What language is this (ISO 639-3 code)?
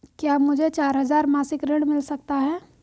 hin